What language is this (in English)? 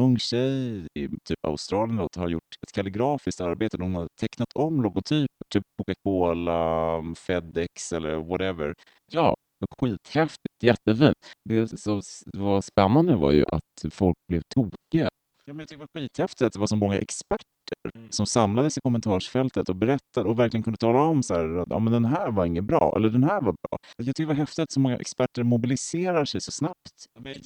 Swedish